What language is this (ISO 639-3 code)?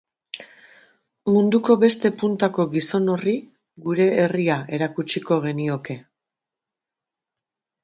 eus